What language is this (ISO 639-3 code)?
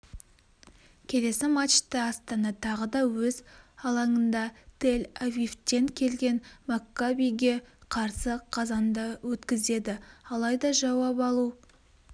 kaz